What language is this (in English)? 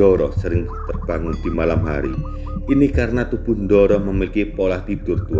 Indonesian